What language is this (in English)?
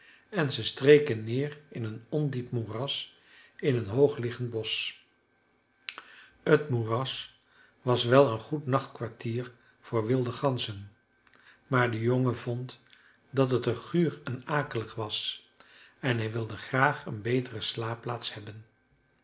Dutch